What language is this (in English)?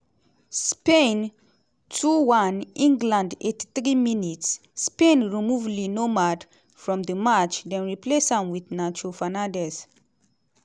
Nigerian Pidgin